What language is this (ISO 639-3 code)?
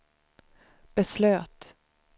swe